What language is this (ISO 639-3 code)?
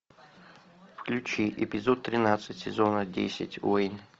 rus